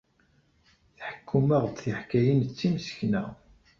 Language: Kabyle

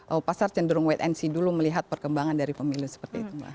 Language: Indonesian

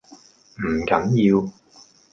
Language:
Cantonese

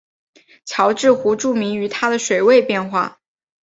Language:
Chinese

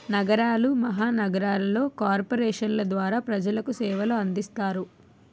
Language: Telugu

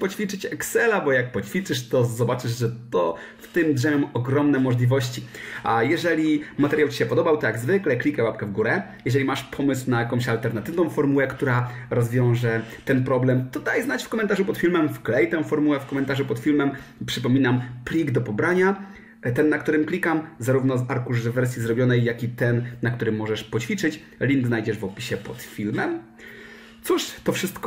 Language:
Polish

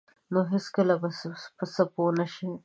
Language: Pashto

